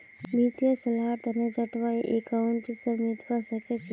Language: Magahi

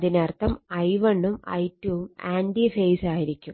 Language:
Malayalam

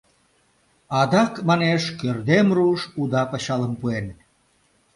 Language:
Mari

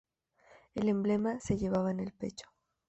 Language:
Spanish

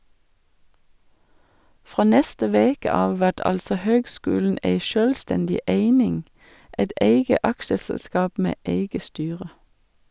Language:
Norwegian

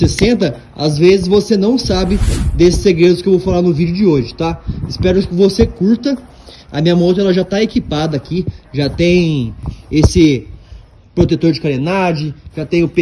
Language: Portuguese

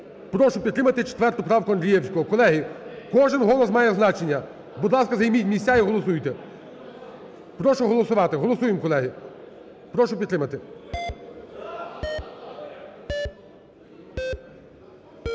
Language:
Ukrainian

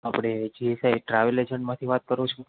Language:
Gujarati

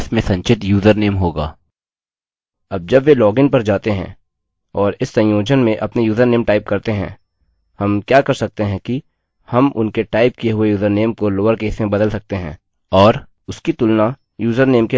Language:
Hindi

